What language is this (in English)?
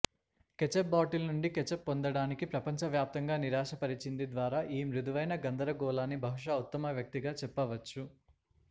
Telugu